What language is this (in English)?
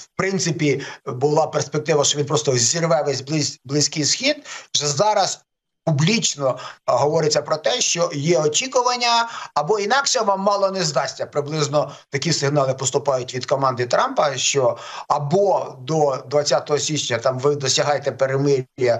Ukrainian